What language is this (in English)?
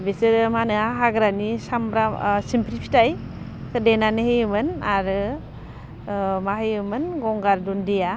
Bodo